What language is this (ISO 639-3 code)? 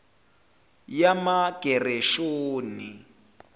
zul